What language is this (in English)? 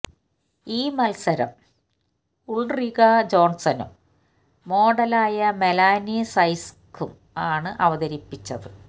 Malayalam